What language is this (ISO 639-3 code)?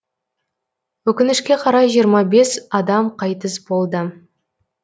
kaz